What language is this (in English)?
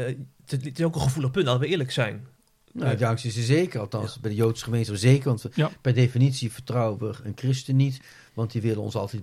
Dutch